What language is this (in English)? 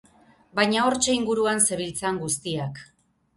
Basque